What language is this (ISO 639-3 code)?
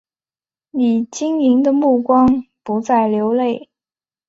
zho